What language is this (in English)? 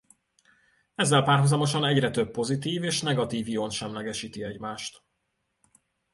Hungarian